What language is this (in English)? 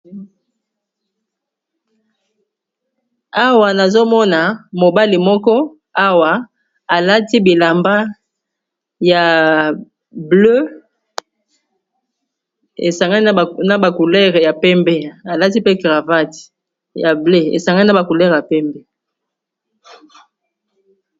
Lingala